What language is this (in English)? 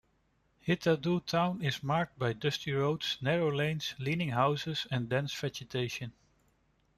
English